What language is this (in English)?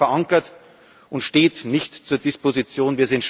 German